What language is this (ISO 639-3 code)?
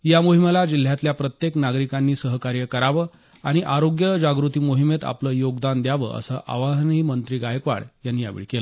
mar